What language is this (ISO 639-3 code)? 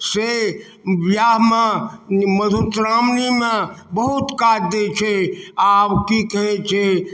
mai